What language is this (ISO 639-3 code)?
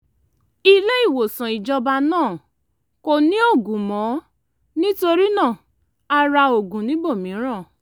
yor